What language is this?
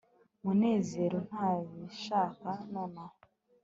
Kinyarwanda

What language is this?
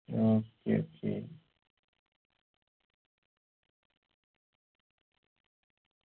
Malayalam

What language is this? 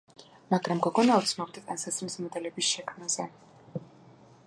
Georgian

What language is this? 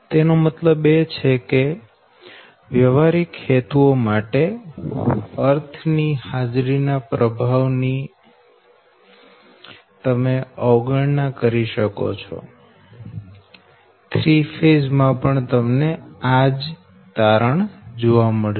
Gujarati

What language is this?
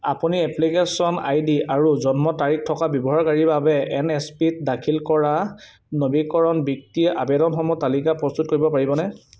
Assamese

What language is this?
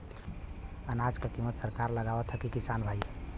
Bhojpuri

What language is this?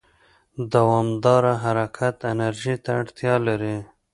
Pashto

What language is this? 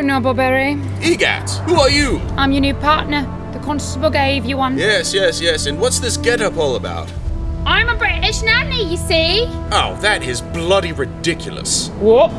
English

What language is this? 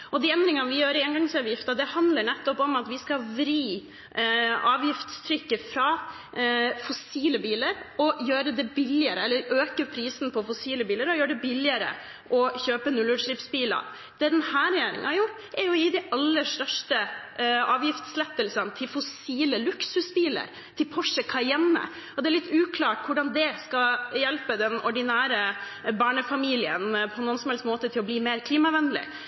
Norwegian Bokmål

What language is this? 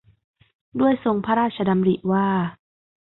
Thai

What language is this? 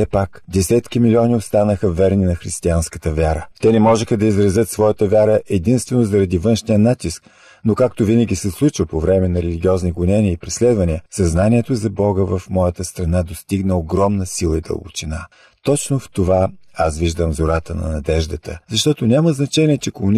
Bulgarian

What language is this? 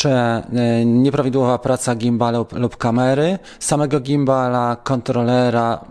Polish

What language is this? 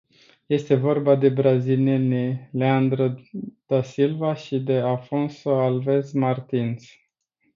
Romanian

